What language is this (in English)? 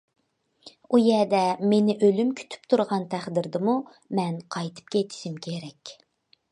Uyghur